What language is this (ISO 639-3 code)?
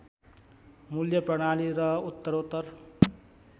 nep